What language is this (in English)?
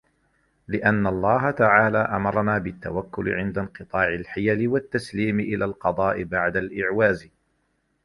Arabic